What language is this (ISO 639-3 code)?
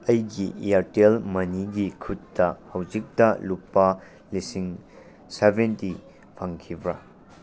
mni